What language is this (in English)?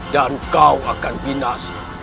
Indonesian